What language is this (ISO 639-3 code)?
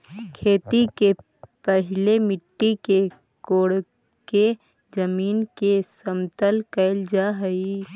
mag